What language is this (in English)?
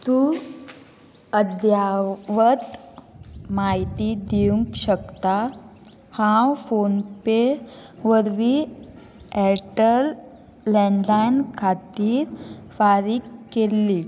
Konkani